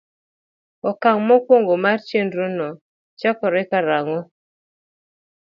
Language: Luo (Kenya and Tanzania)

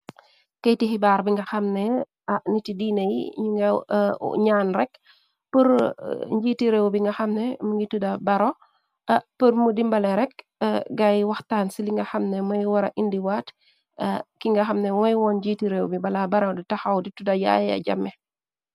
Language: Wolof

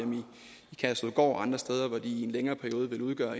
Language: Danish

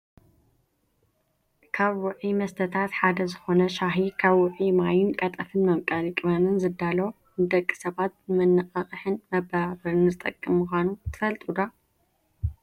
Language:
Tigrinya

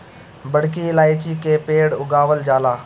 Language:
Bhojpuri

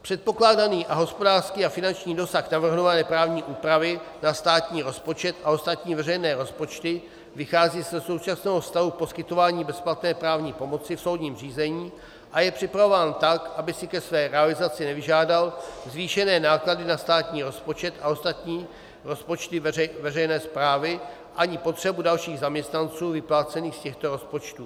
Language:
Czech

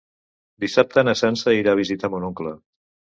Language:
Catalan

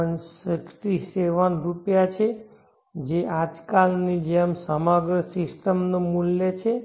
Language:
Gujarati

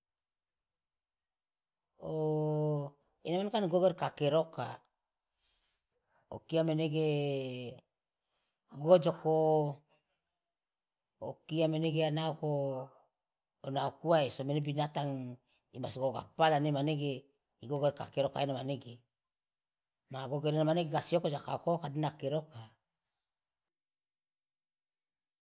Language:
Loloda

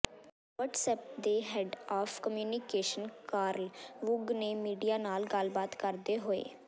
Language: Punjabi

